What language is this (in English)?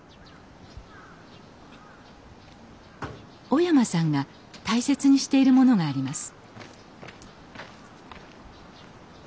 Japanese